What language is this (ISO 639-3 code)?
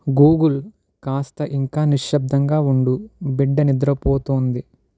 tel